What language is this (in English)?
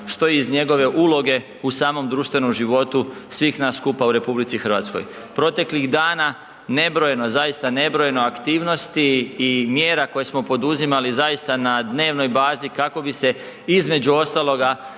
Croatian